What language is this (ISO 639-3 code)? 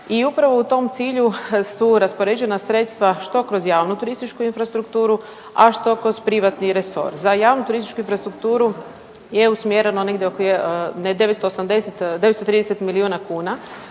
hrv